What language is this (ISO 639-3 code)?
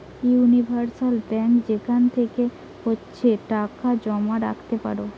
ben